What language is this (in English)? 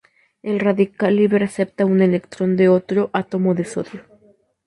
Spanish